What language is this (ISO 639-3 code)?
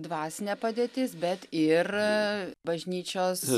lit